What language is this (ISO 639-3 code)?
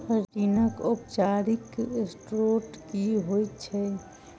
mai